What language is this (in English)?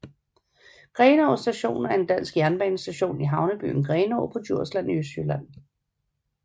Danish